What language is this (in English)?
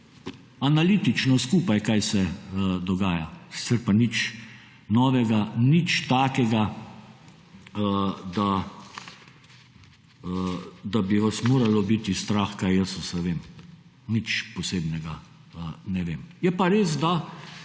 Slovenian